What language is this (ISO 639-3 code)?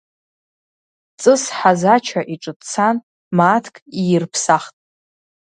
abk